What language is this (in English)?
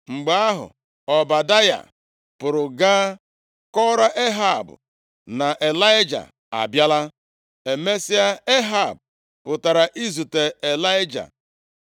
Igbo